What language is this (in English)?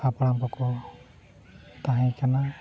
Santali